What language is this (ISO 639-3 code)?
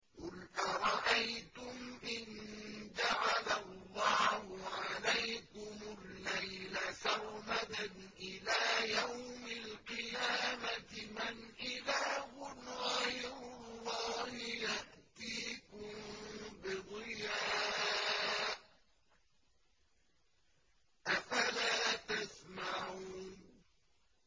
ara